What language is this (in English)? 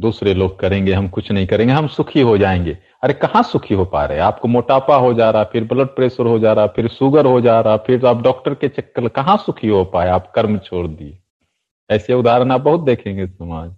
Hindi